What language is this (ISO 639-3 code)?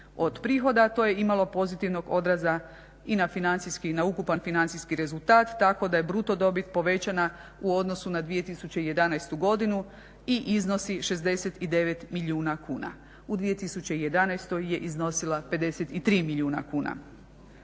hrv